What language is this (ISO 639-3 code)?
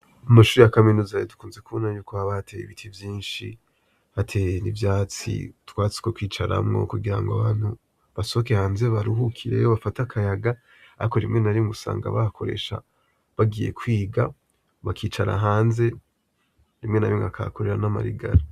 run